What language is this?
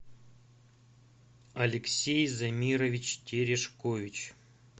Russian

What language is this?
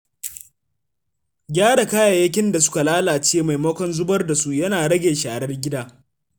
Hausa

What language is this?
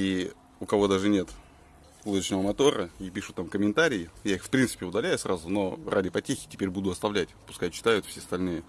Russian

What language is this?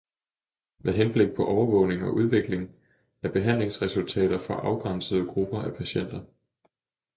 Danish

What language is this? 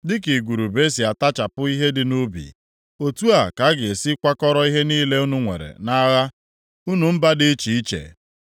Igbo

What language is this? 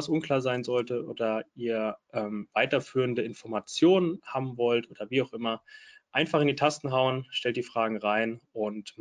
German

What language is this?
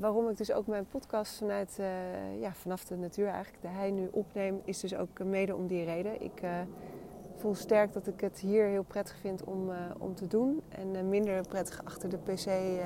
Dutch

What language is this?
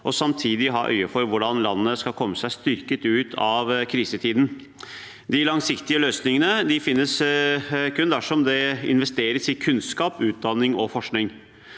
Norwegian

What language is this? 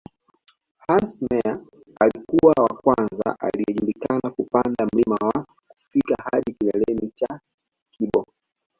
Swahili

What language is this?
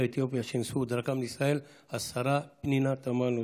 Hebrew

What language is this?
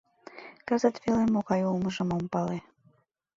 Mari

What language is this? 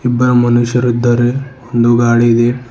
Kannada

